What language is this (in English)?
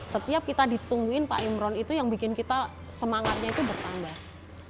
Indonesian